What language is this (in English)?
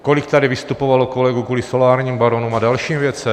Czech